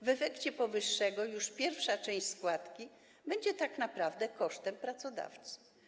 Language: Polish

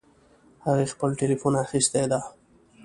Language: Pashto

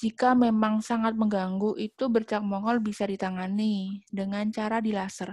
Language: Indonesian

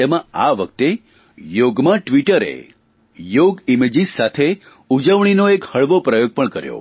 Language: Gujarati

